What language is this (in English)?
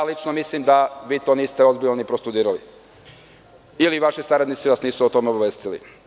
Serbian